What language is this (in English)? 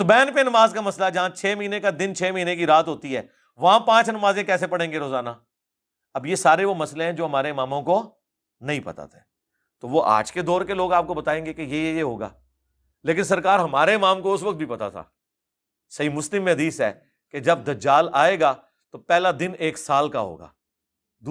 Urdu